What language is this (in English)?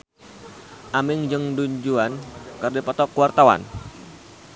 Sundanese